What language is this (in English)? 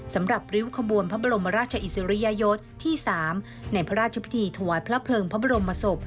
Thai